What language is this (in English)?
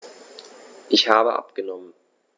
German